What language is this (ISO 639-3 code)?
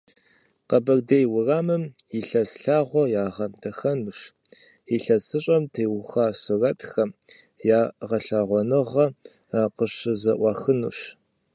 kbd